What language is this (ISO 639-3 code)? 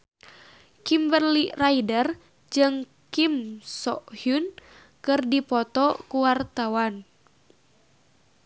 sun